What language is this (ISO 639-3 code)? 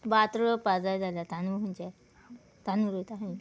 kok